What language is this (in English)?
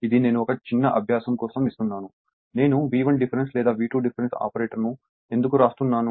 Telugu